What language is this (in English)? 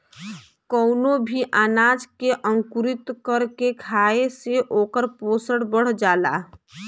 Bhojpuri